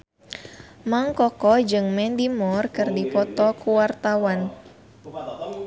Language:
Sundanese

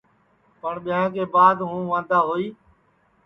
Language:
Sansi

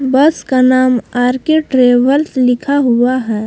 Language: Hindi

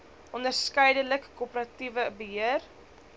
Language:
Afrikaans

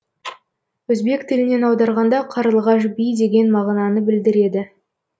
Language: Kazakh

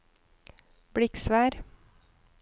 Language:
Norwegian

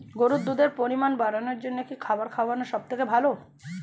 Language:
Bangla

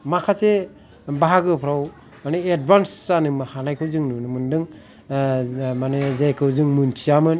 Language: Bodo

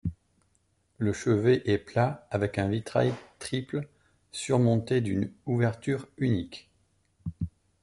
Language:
French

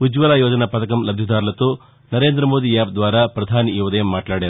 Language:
Telugu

